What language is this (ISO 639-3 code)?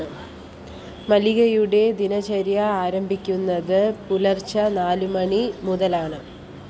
mal